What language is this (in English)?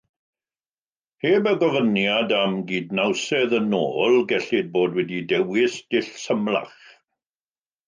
Welsh